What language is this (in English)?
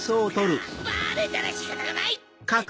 Japanese